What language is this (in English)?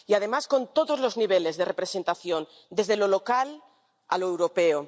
Spanish